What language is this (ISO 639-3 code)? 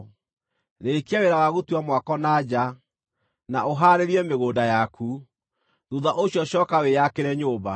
kik